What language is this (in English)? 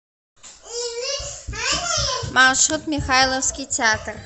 Russian